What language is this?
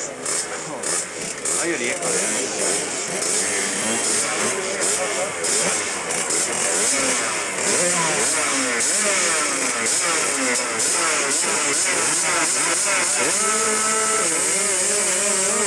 Swedish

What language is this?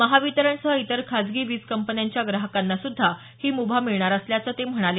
Marathi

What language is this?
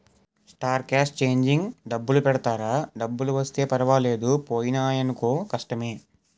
Telugu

